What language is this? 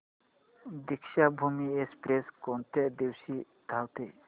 Marathi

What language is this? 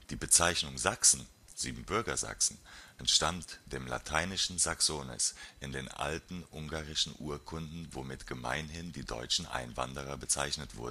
German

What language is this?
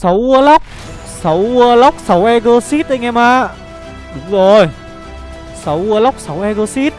Vietnamese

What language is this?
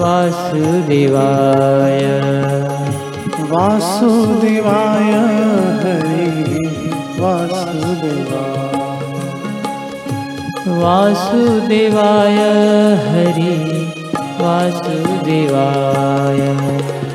Hindi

